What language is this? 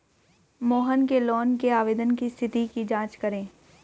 Hindi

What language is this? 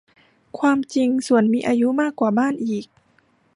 Thai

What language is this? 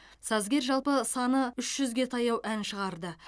Kazakh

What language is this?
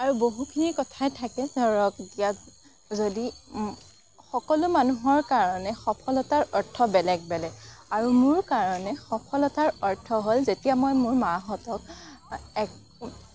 Assamese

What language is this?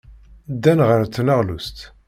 Kabyle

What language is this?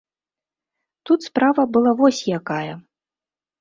Belarusian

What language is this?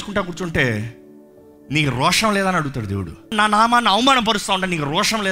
Telugu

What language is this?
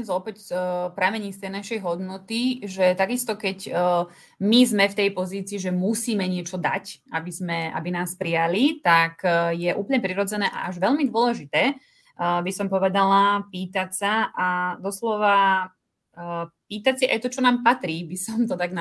Slovak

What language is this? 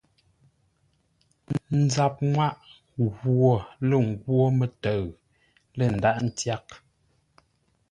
Ngombale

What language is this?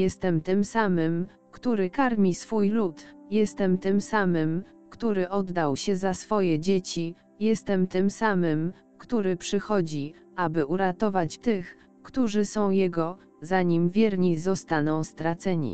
Polish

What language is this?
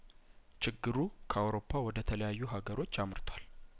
Amharic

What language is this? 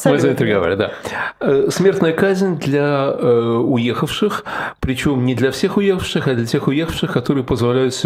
Russian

